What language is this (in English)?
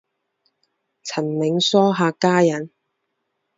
Chinese